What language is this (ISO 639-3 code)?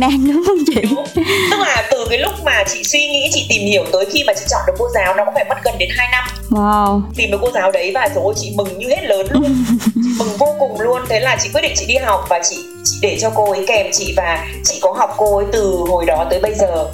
vie